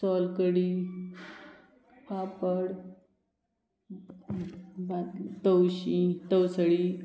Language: Konkani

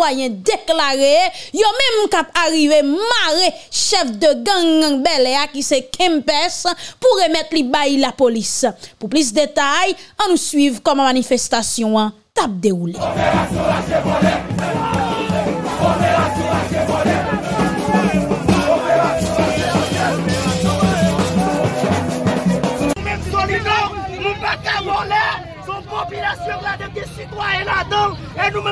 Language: French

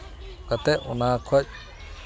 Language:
Santali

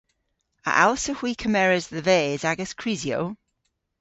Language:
Cornish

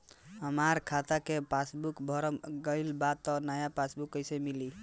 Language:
Bhojpuri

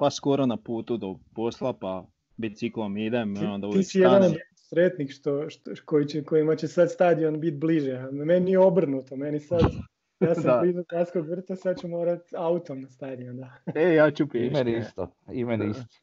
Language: Croatian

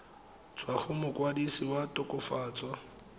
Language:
Tswana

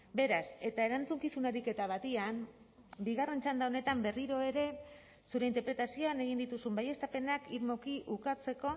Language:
Basque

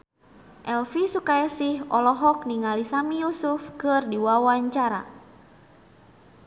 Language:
Sundanese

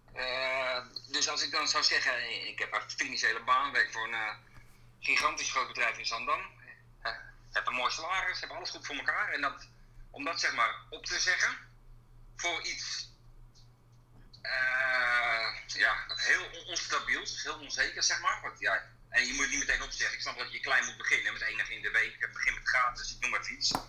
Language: Dutch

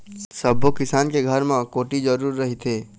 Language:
Chhattisgarhi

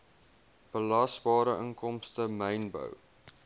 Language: Afrikaans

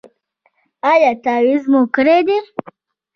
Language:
Pashto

